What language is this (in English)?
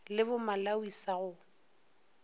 Northern Sotho